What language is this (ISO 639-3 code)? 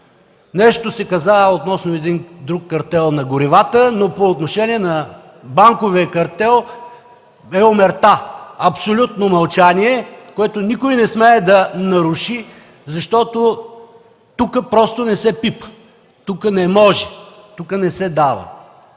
bul